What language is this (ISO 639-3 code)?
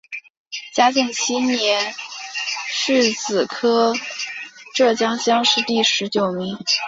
zho